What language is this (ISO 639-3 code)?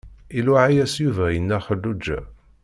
kab